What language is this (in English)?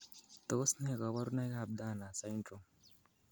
Kalenjin